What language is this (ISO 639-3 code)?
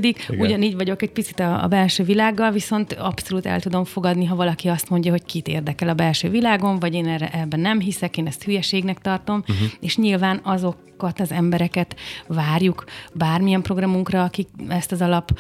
hun